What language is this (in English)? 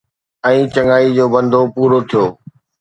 Sindhi